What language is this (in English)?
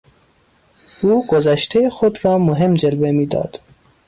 Persian